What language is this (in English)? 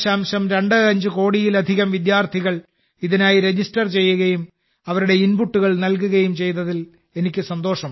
Malayalam